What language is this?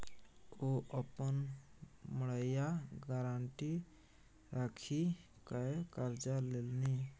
Maithili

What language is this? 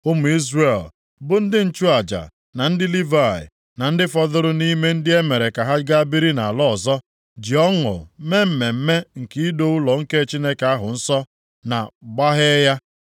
Igbo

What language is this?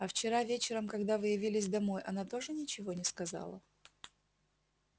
Russian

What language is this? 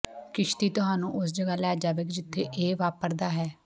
Punjabi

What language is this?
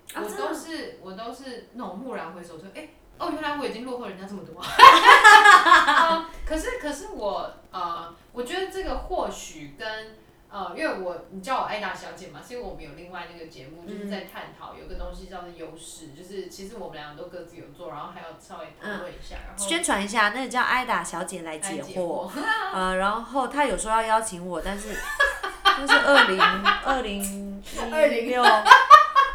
Chinese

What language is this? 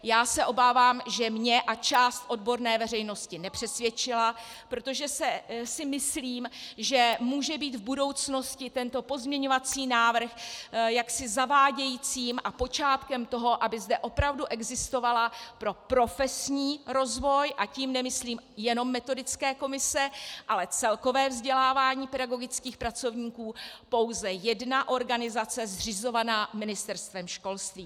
Czech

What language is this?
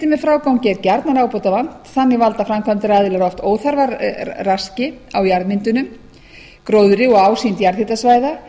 Icelandic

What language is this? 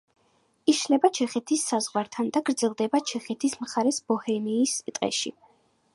Georgian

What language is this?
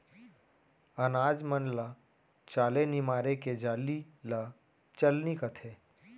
Chhattisgarhi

